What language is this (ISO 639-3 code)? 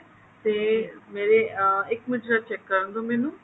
pan